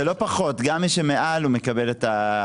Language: Hebrew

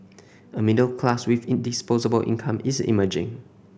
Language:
English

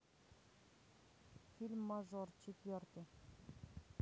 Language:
Russian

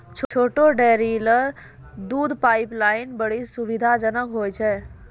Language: Maithili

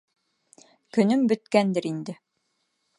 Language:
Bashkir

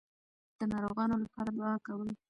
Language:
Pashto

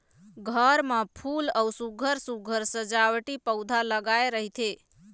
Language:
Chhattisgarhi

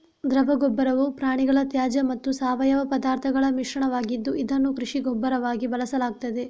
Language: Kannada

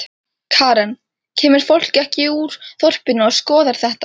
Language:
Icelandic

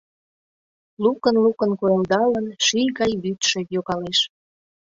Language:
Mari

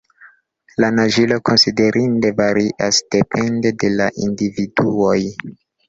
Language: Esperanto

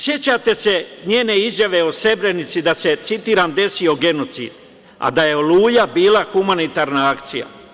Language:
Serbian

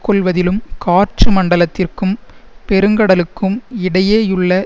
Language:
Tamil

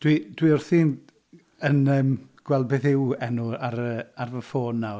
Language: Welsh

